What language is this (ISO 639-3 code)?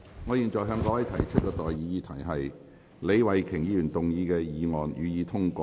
yue